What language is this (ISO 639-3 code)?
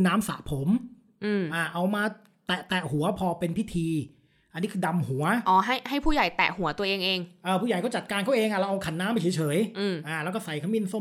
tha